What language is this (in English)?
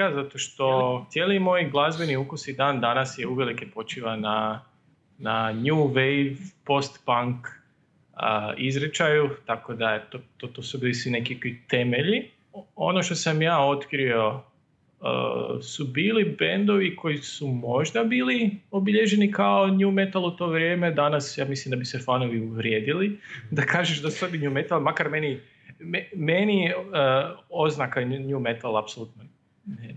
Croatian